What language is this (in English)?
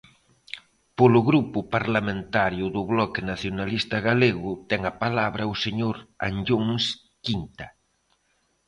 Galician